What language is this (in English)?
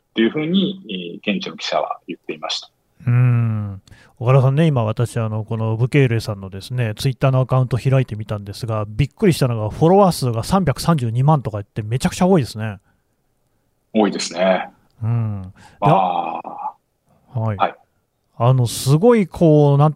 Japanese